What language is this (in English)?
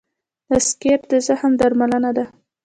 Pashto